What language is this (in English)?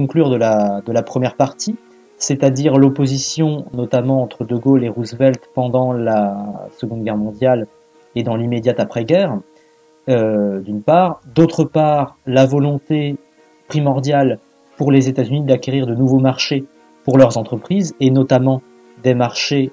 French